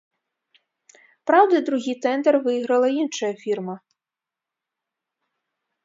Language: Belarusian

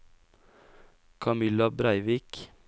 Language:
Norwegian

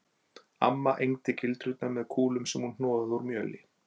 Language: Icelandic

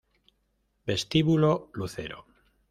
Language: Spanish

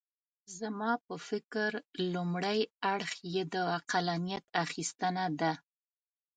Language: Pashto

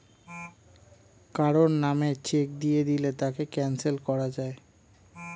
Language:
Bangla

